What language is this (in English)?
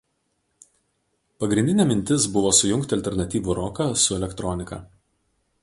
Lithuanian